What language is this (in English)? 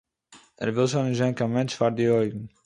Yiddish